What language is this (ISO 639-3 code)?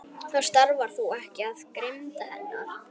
isl